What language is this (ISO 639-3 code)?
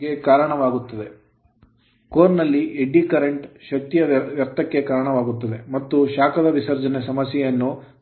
kan